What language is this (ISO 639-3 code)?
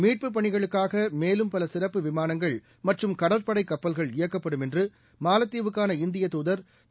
tam